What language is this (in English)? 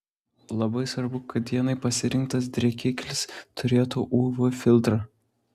Lithuanian